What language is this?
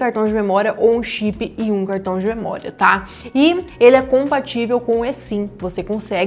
Portuguese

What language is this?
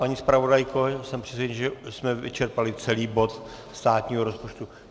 Czech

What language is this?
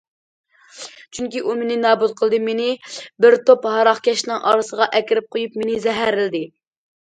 Uyghur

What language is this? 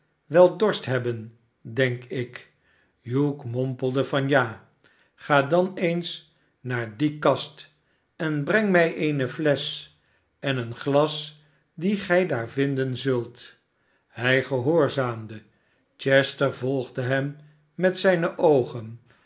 Dutch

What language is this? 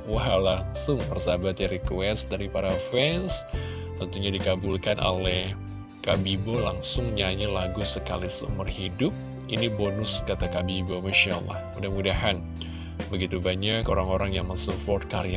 Indonesian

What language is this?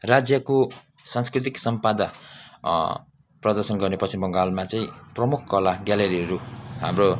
Nepali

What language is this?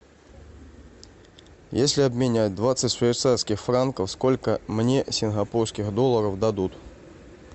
Russian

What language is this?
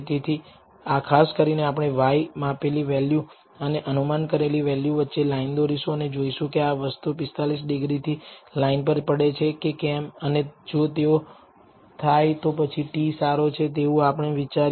Gujarati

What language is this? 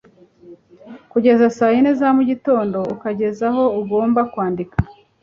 Kinyarwanda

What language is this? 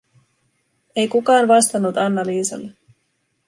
Finnish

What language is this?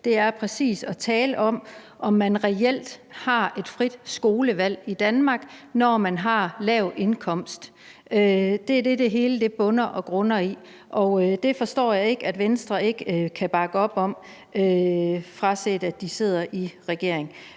Danish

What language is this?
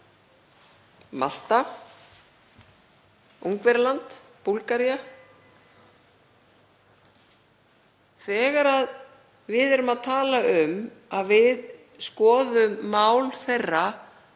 Icelandic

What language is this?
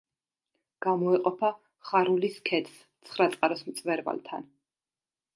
Georgian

